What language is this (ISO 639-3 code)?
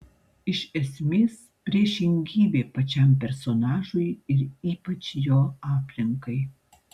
lit